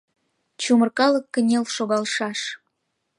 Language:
Mari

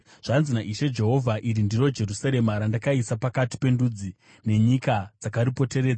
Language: Shona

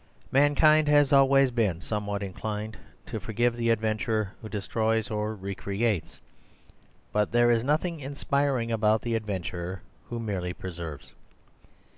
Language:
English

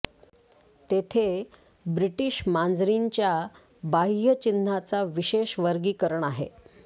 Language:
Marathi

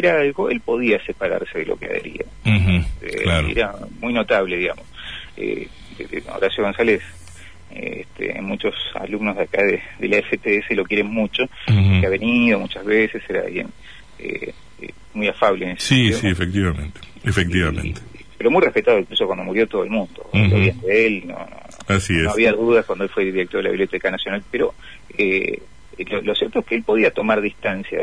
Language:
Spanish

